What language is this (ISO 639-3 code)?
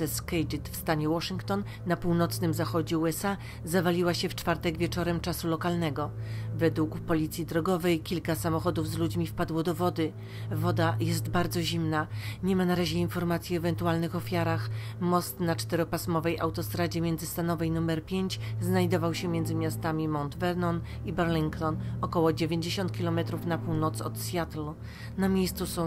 pol